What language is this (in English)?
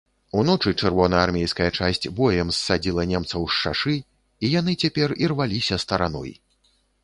Belarusian